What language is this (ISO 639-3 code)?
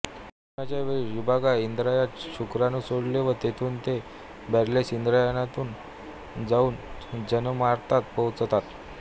mar